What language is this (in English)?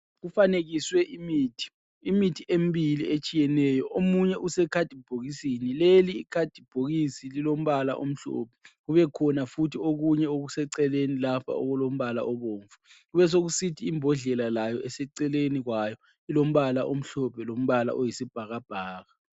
North Ndebele